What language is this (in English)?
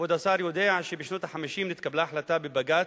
Hebrew